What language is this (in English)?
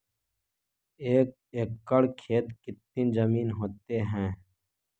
Magahi